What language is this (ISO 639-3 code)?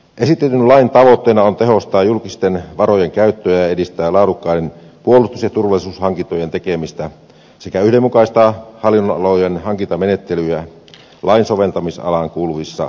fin